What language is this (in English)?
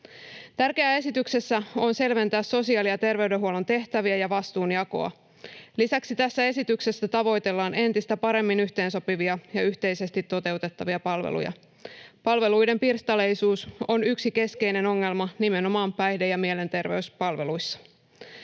Finnish